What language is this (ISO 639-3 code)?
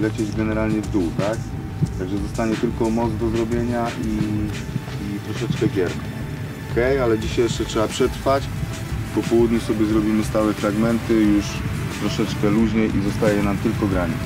pol